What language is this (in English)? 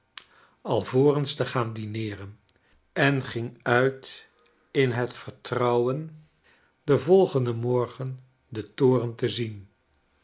Dutch